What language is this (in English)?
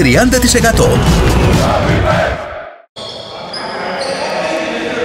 Greek